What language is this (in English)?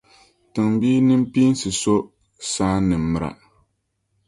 Dagbani